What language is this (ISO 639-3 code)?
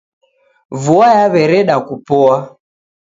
dav